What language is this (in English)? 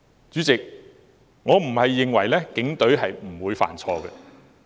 Cantonese